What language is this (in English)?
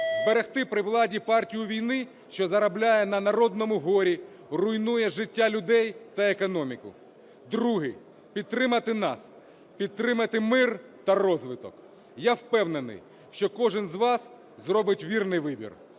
Ukrainian